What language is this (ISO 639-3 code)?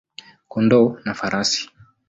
swa